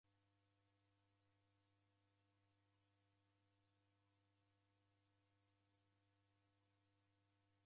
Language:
Taita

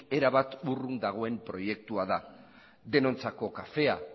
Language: Basque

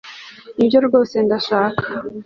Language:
Kinyarwanda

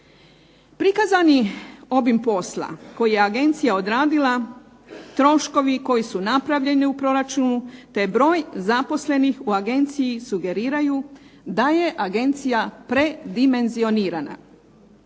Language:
Croatian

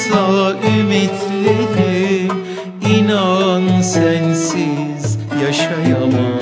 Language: Turkish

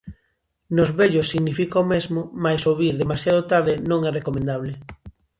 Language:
Galician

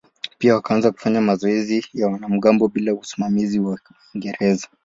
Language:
Swahili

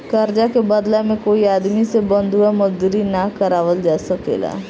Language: Bhojpuri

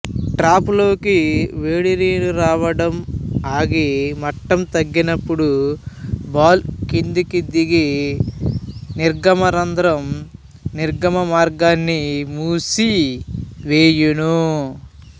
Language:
Telugu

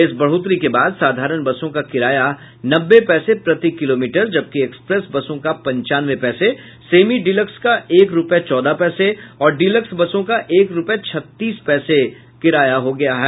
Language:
Hindi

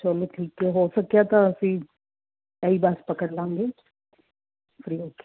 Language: Punjabi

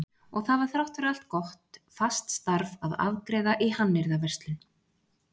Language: Icelandic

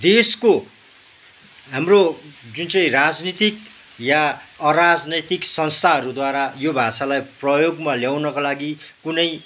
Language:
Nepali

